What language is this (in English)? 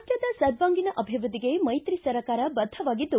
Kannada